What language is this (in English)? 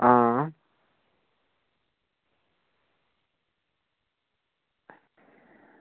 Dogri